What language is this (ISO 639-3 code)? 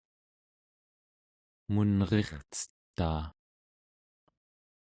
esu